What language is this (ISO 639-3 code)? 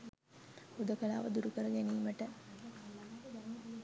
sin